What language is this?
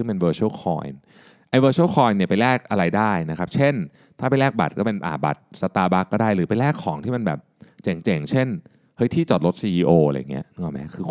Thai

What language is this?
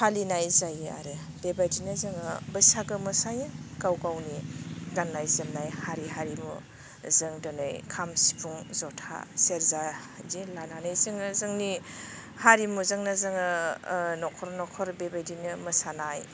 Bodo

